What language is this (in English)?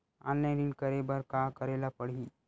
Chhattisgarhi